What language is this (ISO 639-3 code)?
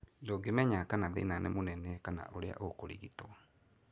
kik